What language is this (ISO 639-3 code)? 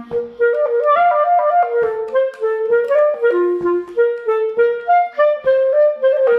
ita